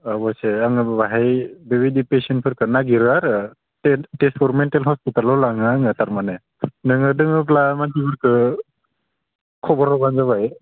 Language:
Bodo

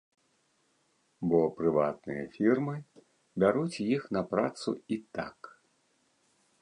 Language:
Belarusian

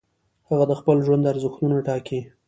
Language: Pashto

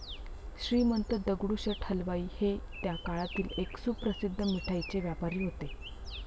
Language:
Marathi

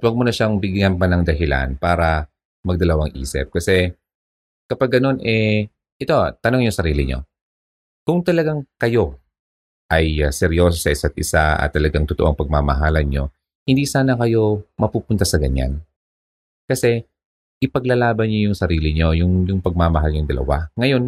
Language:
Filipino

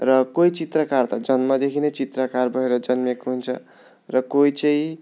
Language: Nepali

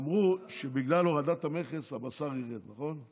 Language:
Hebrew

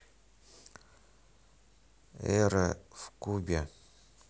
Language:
Russian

